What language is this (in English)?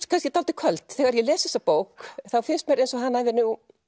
Icelandic